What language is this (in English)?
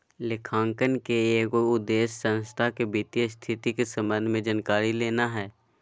Magahi